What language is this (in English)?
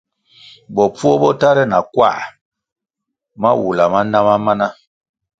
Kwasio